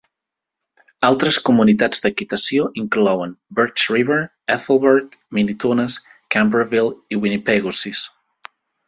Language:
Catalan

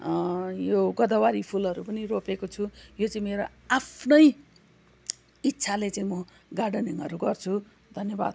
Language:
Nepali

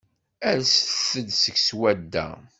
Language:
Kabyle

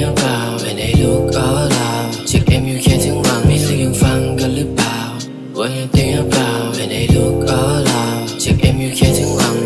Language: Thai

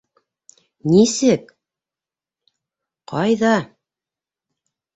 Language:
Bashkir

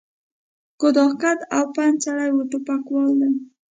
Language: Pashto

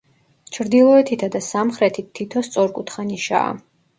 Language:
Georgian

